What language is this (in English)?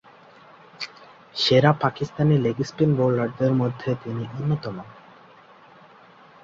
Bangla